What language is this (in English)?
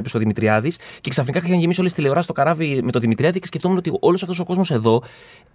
Greek